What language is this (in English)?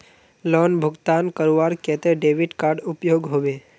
Magahi